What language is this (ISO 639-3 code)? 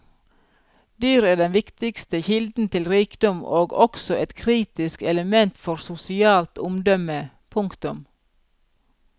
nor